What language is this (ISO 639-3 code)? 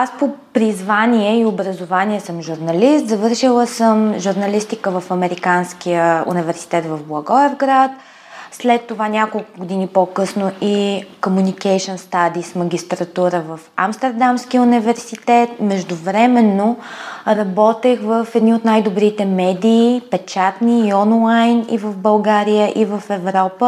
bul